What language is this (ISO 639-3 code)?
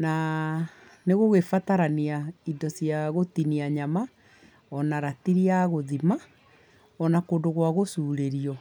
kik